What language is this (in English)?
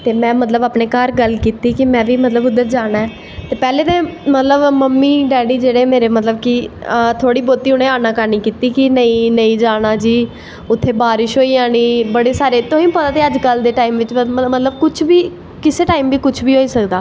Dogri